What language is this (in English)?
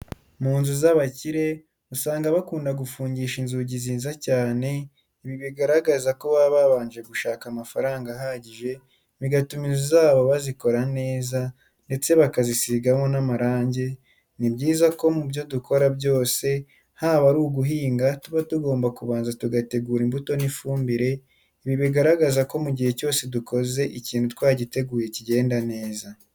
Kinyarwanda